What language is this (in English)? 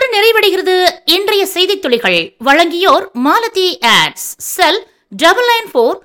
Tamil